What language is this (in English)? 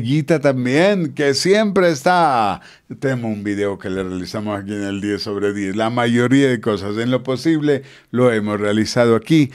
Spanish